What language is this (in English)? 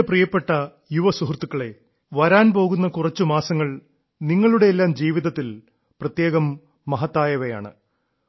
Malayalam